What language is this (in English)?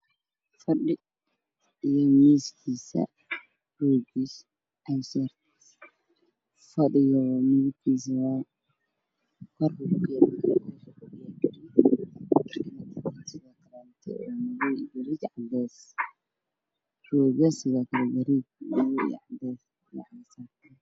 Somali